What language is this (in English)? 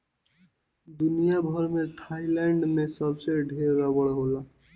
Bhojpuri